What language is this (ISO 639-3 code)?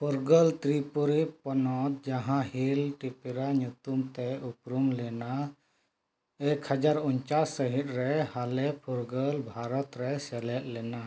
sat